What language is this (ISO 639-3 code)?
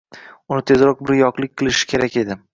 uzb